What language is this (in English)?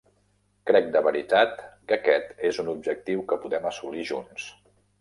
Catalan